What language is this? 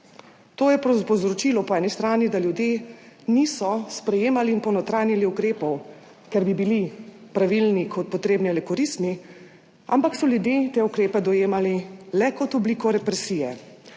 Slovenian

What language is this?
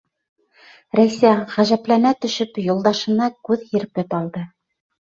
Bashkir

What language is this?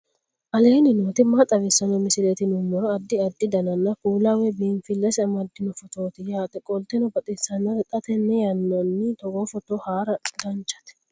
Sidamo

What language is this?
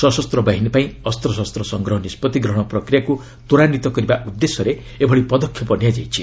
Odia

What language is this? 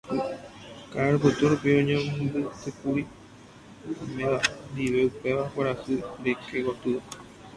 Guarani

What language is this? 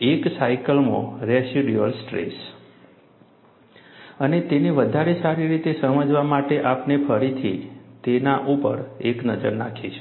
Gujarati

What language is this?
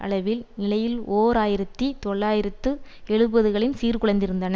Tamil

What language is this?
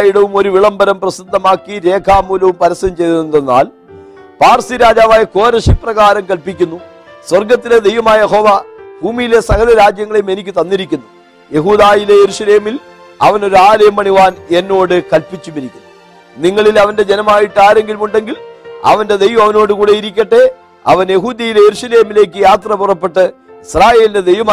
Malayalam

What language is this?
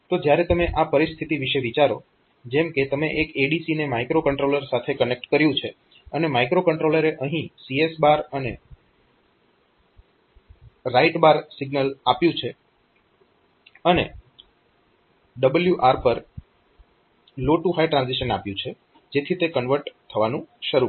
Gujarati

